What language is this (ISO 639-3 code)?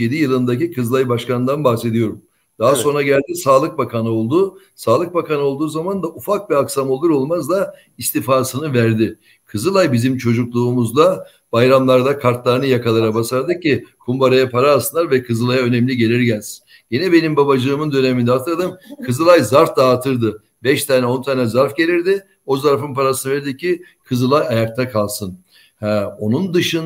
tur